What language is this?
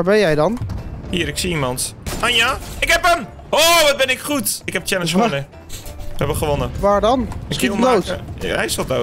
Dutch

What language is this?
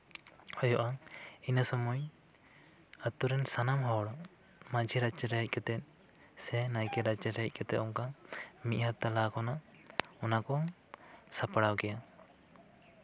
Santali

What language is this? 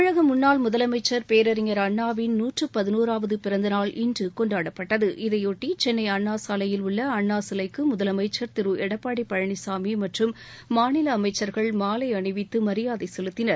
Tamil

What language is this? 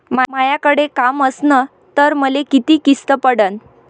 Marathi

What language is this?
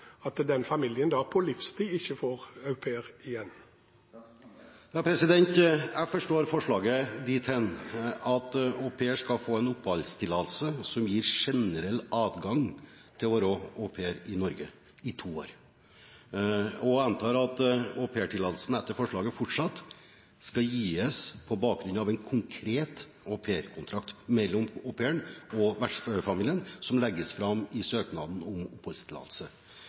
Norwegian Bokmål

